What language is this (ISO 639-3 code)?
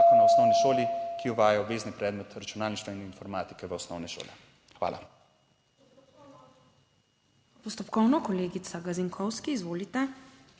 slv